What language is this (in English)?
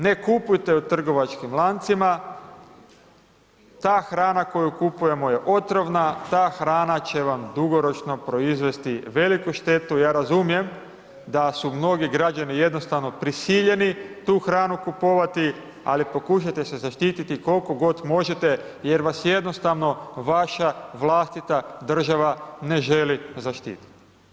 Croatian